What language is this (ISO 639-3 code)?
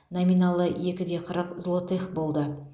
kaz